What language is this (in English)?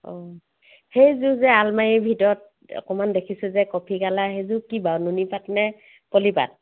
Assamese